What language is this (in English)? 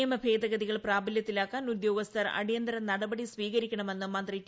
Malayalam